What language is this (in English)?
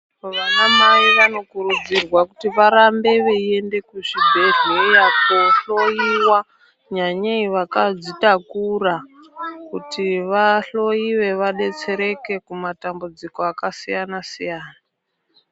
Ndau